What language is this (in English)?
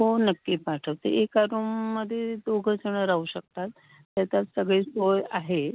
Marathi